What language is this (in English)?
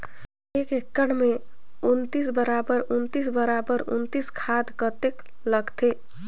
Chhattisgarhi